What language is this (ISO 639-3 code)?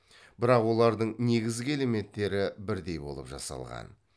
kaz